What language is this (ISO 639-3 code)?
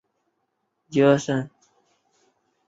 zho